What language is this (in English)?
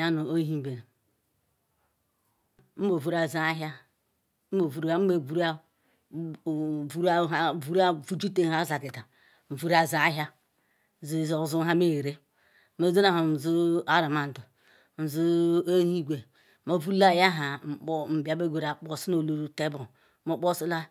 Ikwere